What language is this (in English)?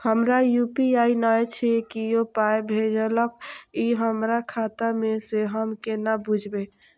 Maithili